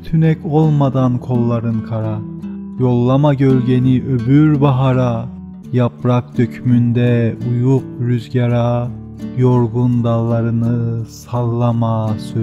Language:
Turkish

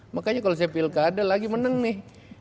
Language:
Indonesian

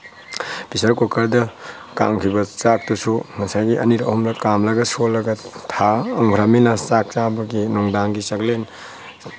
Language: Manipuri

